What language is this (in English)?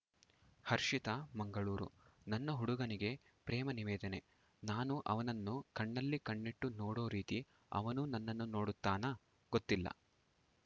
Kannada